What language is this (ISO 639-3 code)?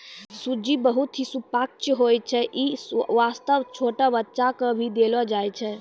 mai